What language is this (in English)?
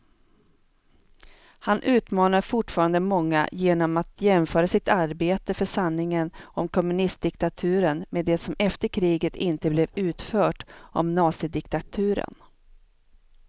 Swedish